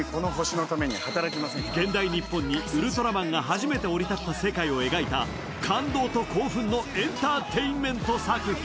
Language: Japanese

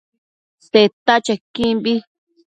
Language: Matsés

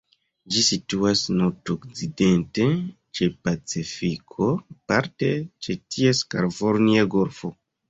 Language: Esperanto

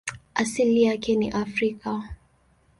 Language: Swahili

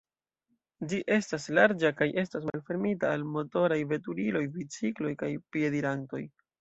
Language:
Esperanto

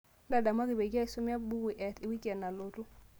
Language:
Masai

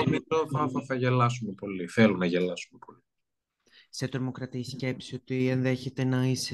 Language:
Greek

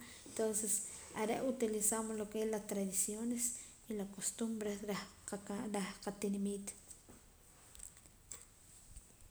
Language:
Poqomam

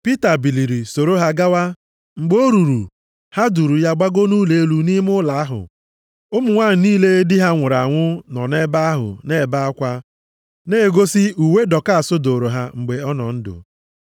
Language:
Igbo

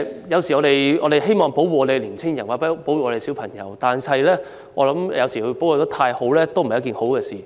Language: Cantonese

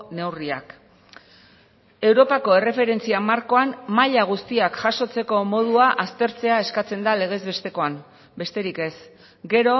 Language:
Basque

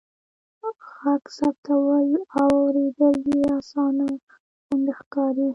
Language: Pashto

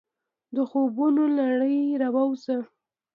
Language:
Pashto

